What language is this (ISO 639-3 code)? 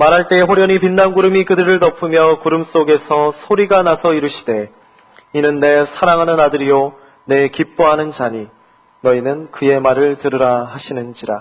kor